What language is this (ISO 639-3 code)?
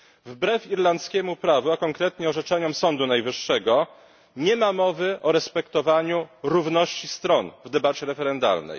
pol